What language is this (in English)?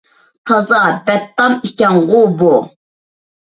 Uyghur